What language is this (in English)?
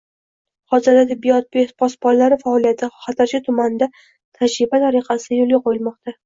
Uzbek